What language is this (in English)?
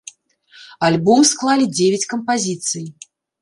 Belarusian